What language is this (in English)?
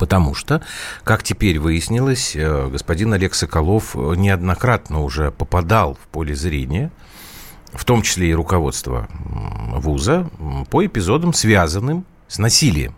Russian